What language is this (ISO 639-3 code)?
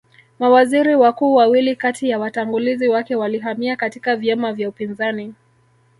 swa